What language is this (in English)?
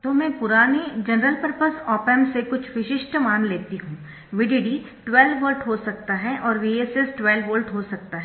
Hindi